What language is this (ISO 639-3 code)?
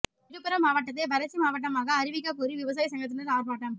tam